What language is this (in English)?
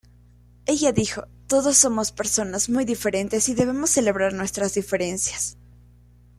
Spanish